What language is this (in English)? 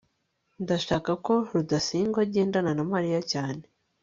Kinyarwanda